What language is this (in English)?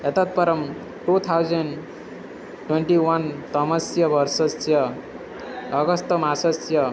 Sanskrit